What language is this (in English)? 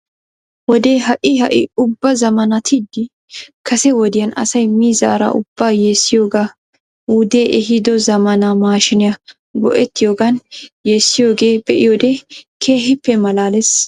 Wolaytta